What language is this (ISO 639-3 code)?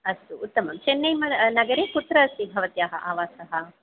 san